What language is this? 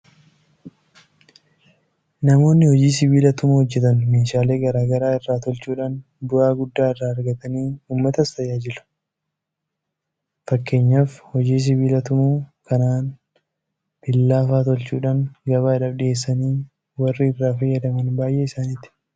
Oromo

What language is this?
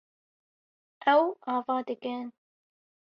Kurdish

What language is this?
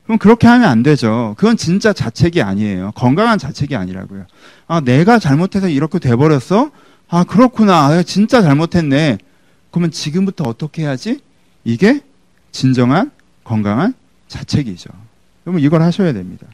Korean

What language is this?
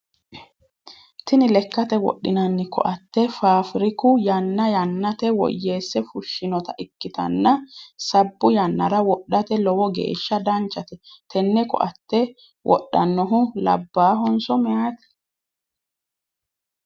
Sidamo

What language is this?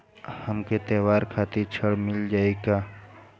Bhojpuri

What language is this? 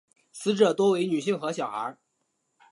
Chinese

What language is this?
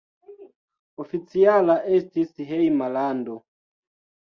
Esperanto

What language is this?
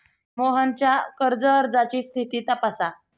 Marathi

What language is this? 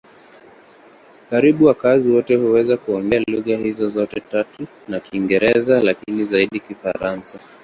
Swahili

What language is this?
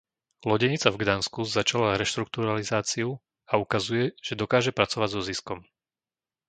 Slovak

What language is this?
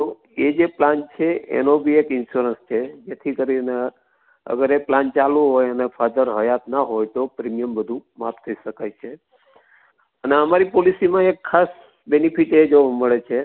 Gujarati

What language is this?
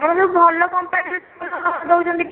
Odia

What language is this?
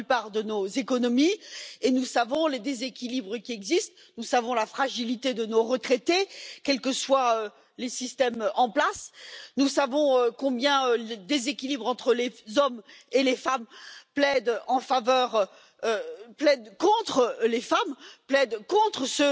Polish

